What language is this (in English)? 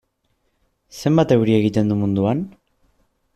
Basque